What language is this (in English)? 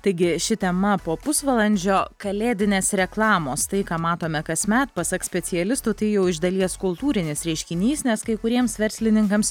Lithuanian